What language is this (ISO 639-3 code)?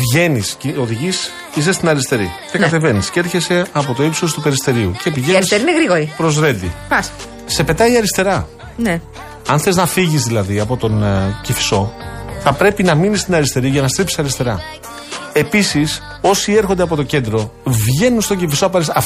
ell